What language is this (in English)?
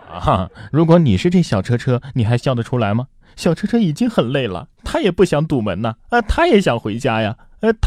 Chinese